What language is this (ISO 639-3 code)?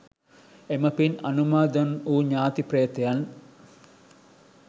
sin